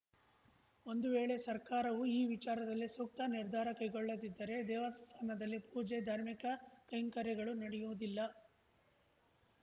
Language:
Kannada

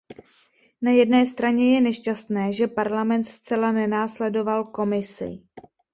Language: Czech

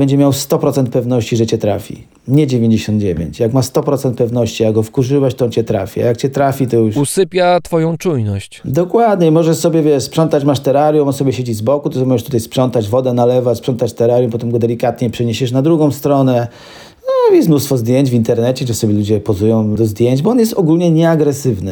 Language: Polish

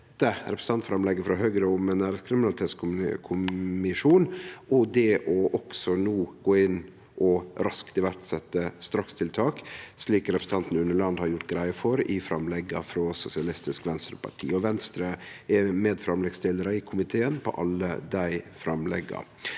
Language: Norwegian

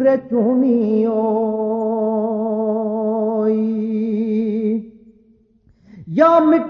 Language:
Urdu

